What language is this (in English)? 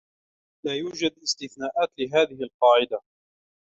Arabic